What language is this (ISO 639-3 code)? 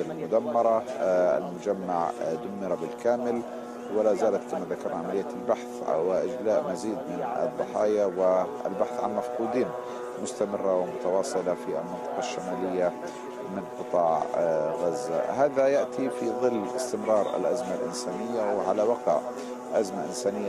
ara